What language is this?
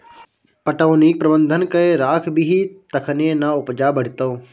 Maithili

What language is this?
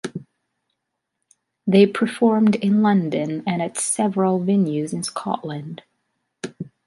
English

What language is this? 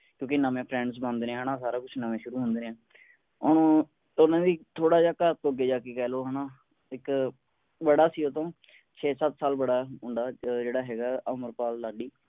Punjabi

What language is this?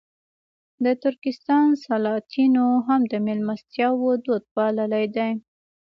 Pashto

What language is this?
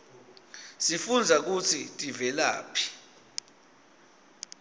Swati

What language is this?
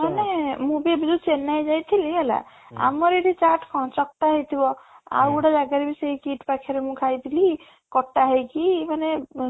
Odia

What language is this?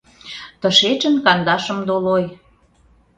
Mari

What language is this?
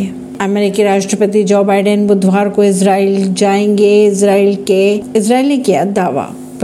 Hindi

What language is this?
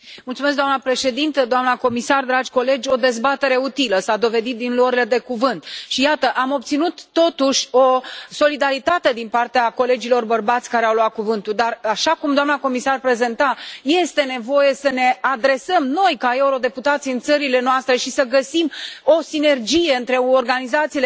Romanian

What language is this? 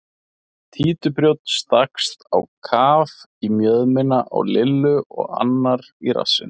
Icelandic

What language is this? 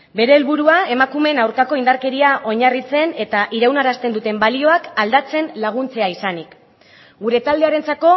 Basque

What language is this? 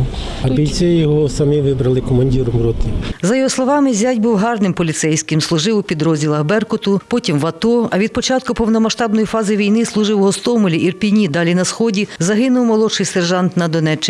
Ukrainian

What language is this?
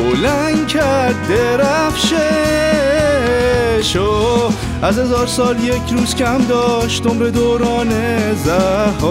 Persian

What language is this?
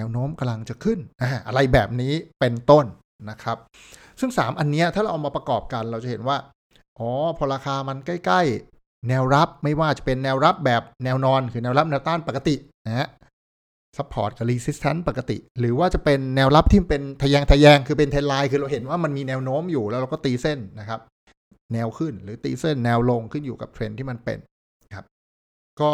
Thai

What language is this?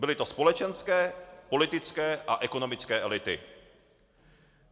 Czech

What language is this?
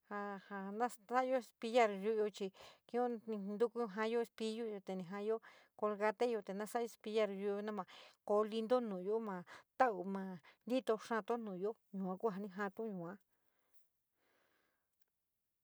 San Miguel El Grande Mixtec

